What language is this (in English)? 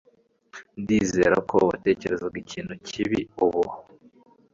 Kinyarwanda